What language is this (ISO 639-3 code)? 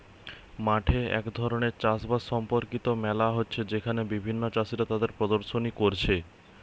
ben